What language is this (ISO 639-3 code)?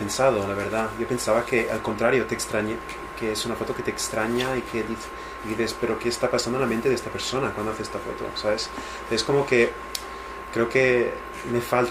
spa